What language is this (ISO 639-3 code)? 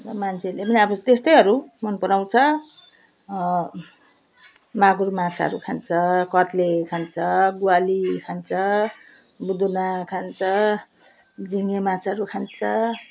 nep